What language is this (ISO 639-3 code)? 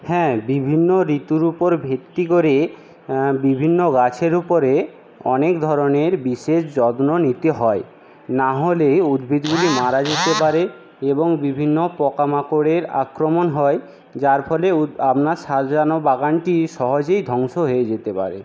ben